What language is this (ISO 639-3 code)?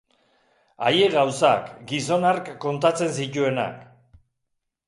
eus